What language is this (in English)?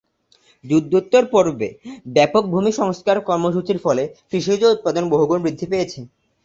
Bangla